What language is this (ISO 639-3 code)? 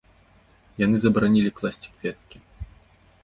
bel